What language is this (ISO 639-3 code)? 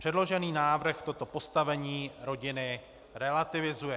ces